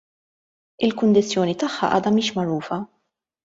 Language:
Maltese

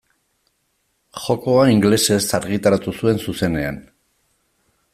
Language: Basque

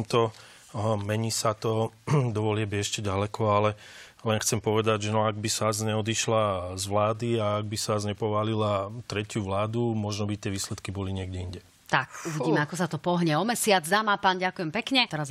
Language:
Slovak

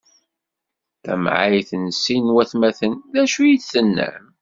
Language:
Kabyle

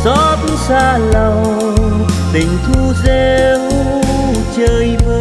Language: Vietnamese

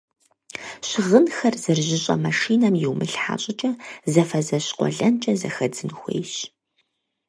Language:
Kabardian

